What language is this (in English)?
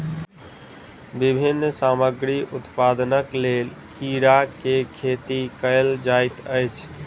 Maithili